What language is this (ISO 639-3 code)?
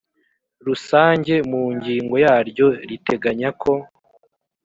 kin